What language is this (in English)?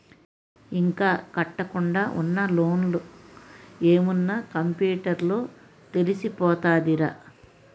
Telugu